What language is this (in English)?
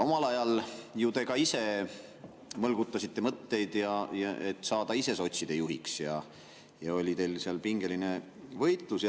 Estonian